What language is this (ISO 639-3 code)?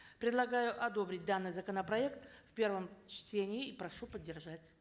kaz